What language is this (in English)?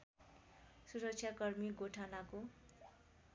Nepali